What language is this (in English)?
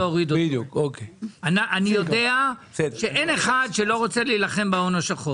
Hebrew